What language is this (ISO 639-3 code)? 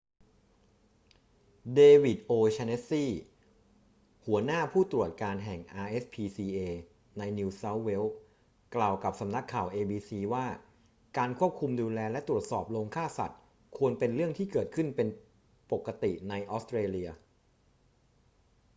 tha